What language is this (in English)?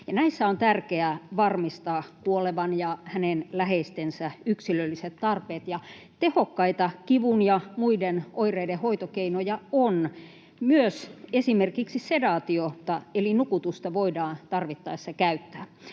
Finnish